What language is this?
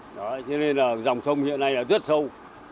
Vietnamese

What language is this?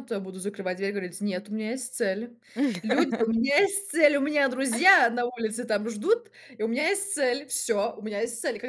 Russian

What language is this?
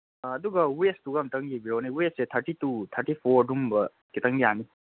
Manipuri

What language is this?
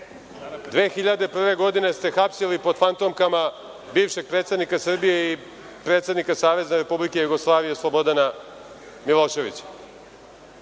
Serbian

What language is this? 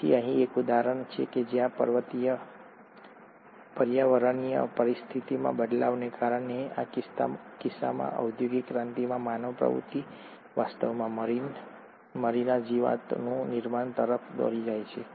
Gujarati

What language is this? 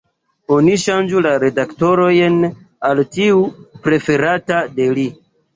Esperanto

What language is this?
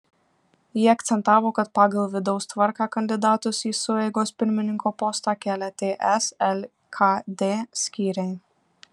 Lithuanian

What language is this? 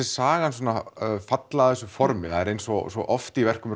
Icelandic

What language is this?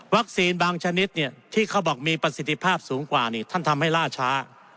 Thai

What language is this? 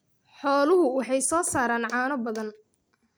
Somali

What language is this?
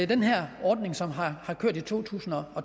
Danish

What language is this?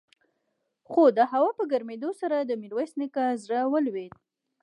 Pashto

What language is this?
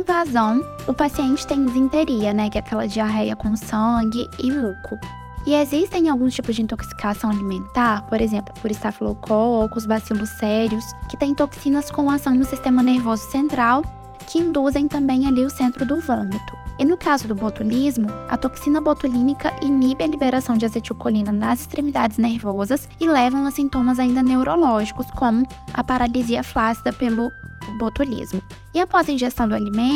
Portuguese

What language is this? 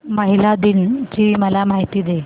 Marathi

